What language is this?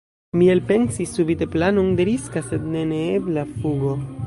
Esperanto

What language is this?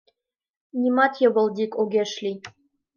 Mari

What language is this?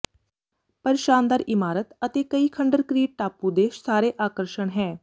Punjabi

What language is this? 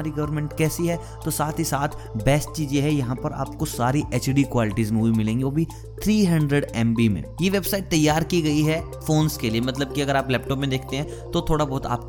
Hindi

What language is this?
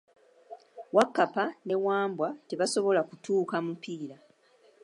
Ganda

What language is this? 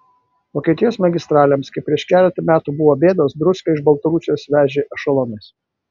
Lithuanian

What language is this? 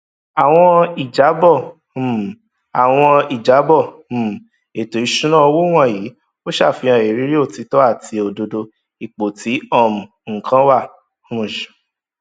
Yoruba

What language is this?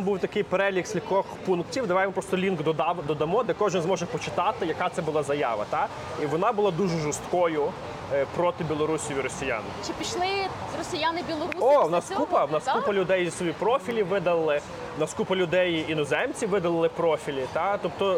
Ukrainian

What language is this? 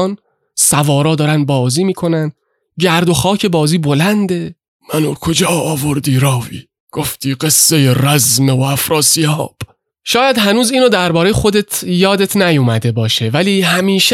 Persian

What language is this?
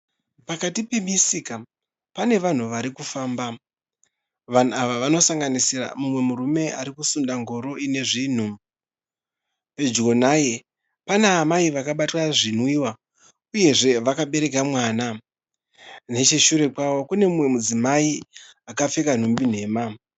Shona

